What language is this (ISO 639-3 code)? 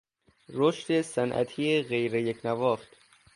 fas